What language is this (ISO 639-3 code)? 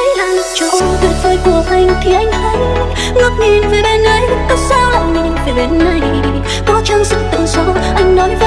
vie